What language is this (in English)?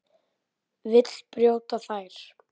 Icelandic